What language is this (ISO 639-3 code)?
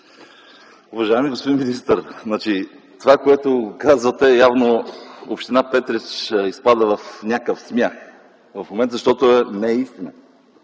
bul